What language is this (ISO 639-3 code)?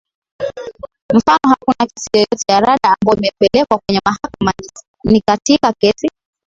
swa